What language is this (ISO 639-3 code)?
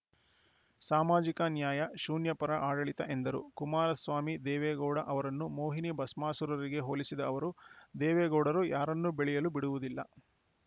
kan